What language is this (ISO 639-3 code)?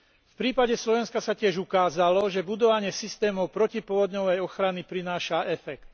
slk